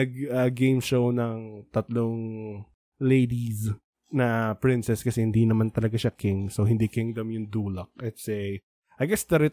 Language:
Filipino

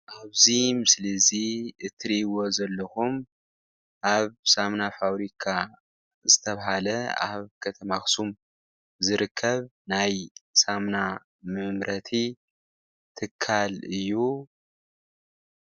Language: Tigrinya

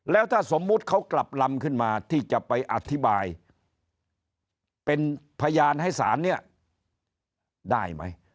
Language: Thai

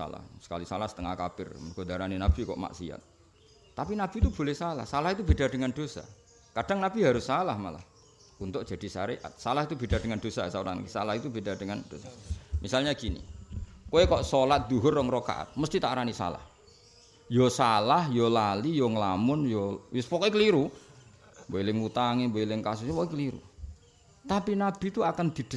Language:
Indonesian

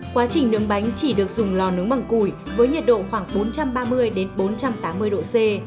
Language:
Vietnamese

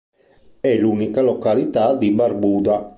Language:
Italian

